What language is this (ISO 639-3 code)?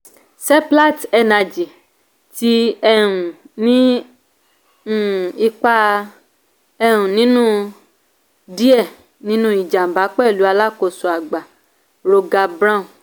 yor